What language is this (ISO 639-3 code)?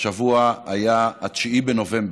heb